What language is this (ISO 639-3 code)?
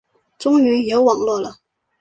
zho